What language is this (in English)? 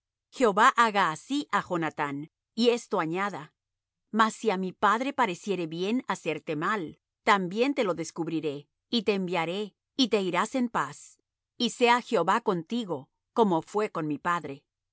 Spanish